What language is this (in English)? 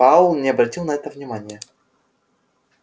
Russian